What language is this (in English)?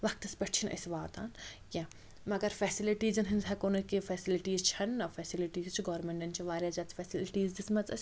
Kashmiri